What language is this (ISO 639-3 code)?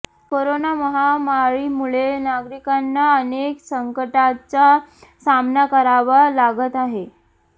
mar